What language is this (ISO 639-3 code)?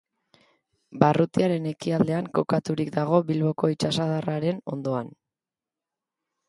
eus